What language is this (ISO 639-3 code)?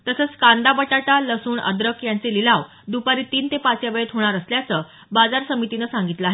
mar